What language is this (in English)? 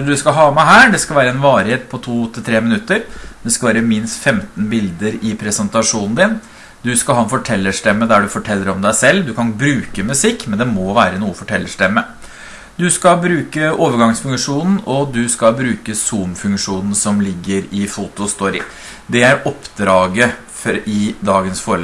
Norwegian